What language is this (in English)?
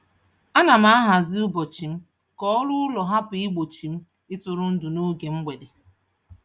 Igbo